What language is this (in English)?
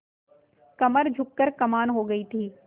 Hindi